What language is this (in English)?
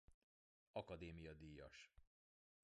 Hungarian